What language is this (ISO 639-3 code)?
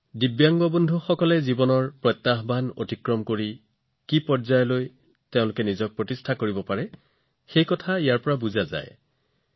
asm